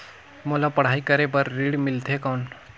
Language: Chhattisgarhi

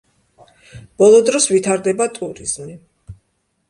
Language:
Georgian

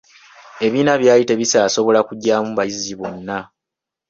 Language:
Ganda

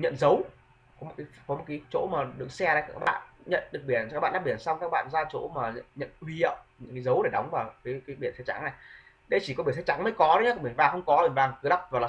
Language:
Vietnamese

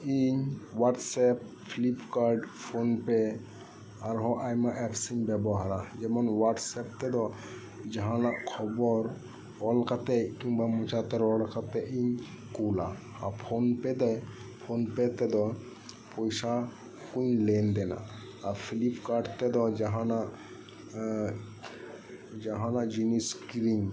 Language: Santali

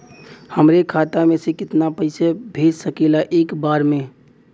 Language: Bhojpuri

